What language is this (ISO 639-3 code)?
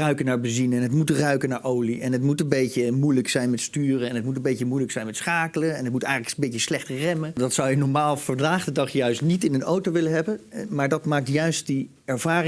nld